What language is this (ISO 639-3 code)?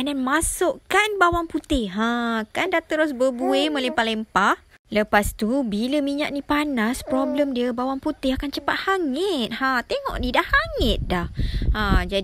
msa